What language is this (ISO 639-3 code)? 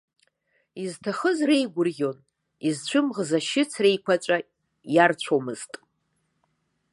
abk